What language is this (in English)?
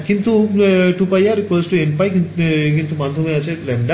Bangla